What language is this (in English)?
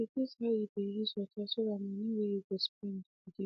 Nigerian Pidgin